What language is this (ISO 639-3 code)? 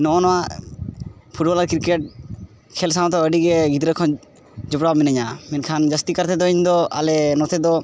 sat